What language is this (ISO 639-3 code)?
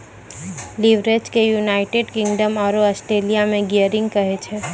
mai